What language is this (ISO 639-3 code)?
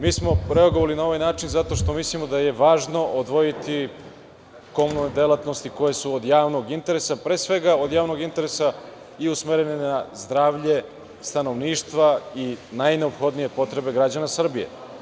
srp